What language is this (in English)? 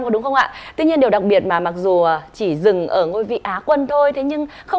Vietnamese